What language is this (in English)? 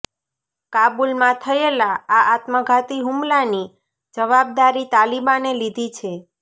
Gujarati